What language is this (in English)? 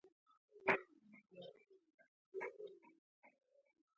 Pashto